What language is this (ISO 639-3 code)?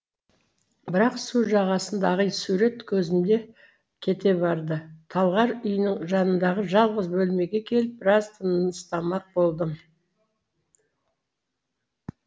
kaz